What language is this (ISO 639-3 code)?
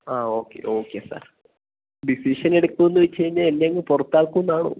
mal